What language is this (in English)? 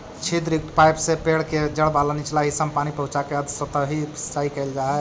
Magahi